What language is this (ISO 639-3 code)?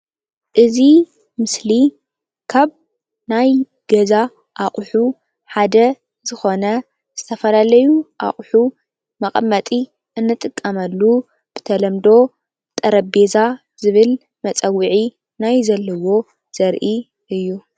tir